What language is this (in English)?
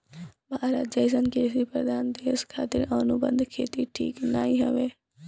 Bhojpuri